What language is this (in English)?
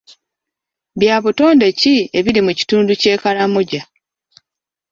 Ganda